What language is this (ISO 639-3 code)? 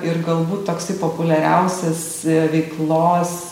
lit